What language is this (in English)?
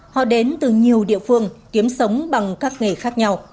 Vietnamese